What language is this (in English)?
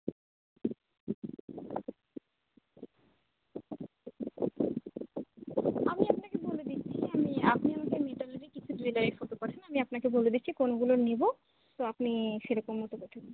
Bangla